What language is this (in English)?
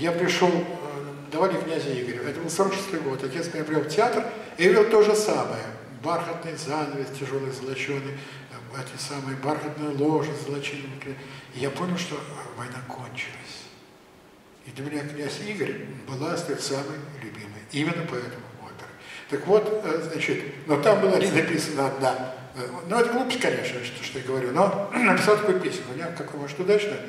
Russian